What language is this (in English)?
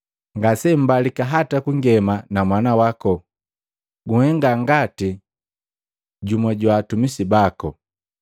Matengo